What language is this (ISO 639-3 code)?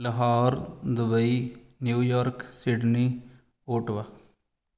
pan